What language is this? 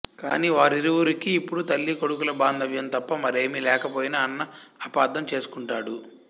Telugu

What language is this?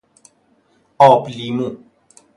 Persian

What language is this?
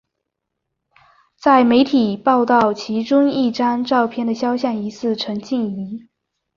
Chinese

